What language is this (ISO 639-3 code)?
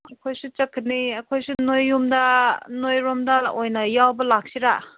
mni